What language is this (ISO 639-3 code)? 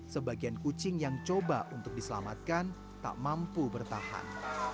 ind